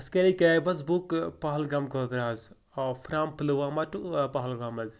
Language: Kashmiri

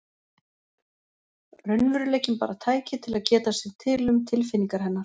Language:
Icelandic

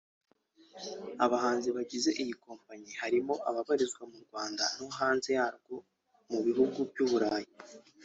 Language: Kinyarwanda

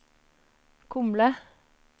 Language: Norwegian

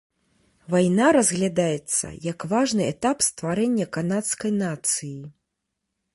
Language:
Belarusian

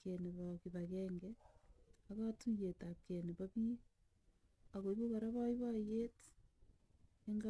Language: Kalenjin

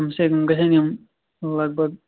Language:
Kashmiri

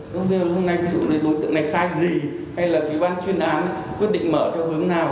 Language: Vietnamese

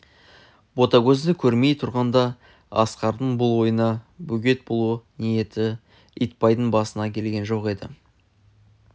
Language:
Kazakh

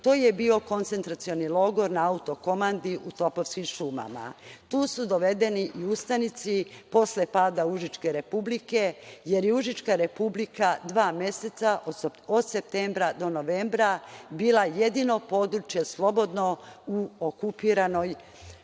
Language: Serbian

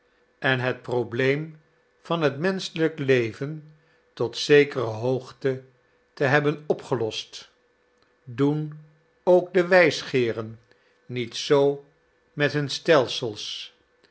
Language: Dutch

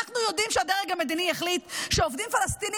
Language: Hebrew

